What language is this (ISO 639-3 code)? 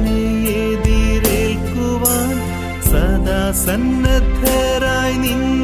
mal